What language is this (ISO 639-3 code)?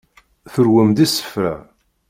kab